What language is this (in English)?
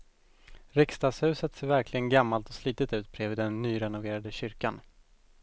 Swedish